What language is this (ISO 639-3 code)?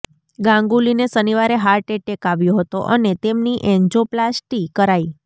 guj